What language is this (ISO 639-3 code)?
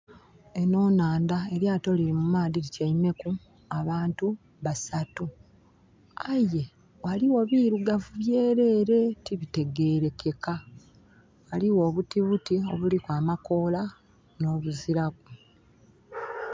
xog